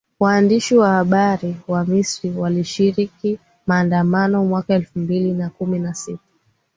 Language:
Swahili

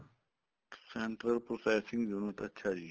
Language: Punjabi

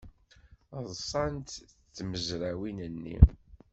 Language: Kabyle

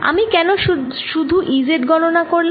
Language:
Bangla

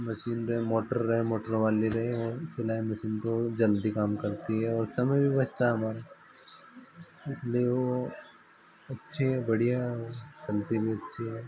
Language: Hindi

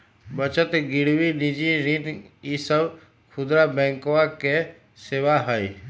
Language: Magahi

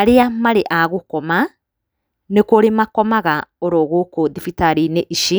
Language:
Kikuyu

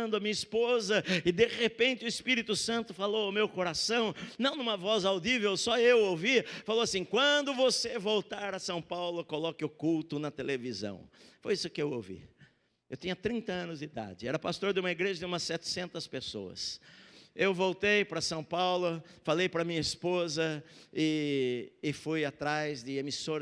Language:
Portuguese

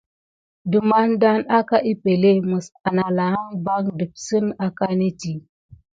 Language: Gidar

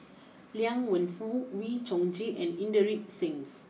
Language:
English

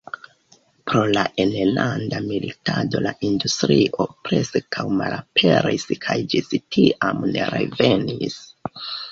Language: Esperanto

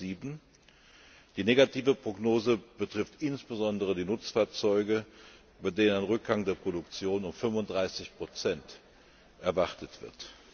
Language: German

